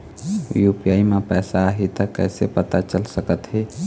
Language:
Chhattisgarhi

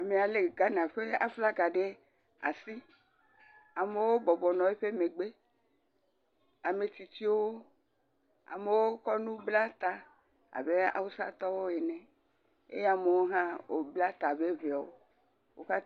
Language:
Ewe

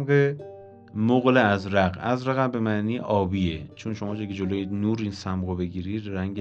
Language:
Persian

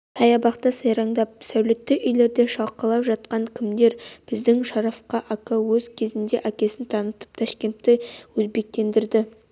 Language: Kazakh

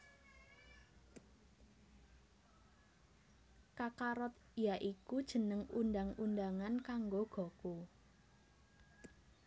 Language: Javanese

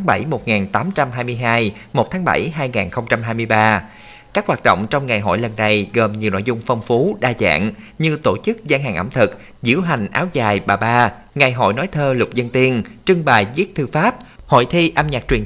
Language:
Vietnamese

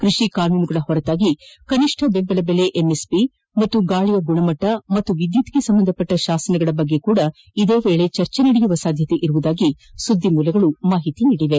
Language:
Kannada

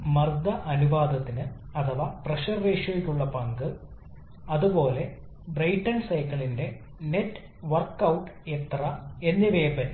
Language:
Malayalam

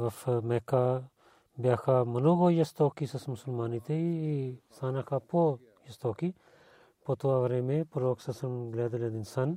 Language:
Bulgarian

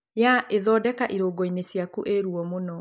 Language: Kikuyu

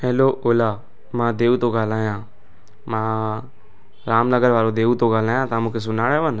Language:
Sindhi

